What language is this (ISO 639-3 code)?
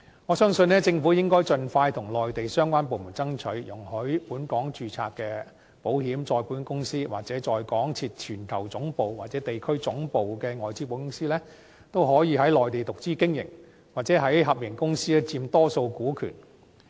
yue